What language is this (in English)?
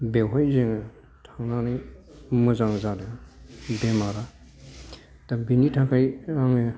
Bodo